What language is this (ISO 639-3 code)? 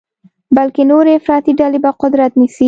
pus